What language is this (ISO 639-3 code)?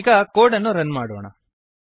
kan